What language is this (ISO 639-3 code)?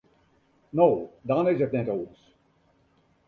fry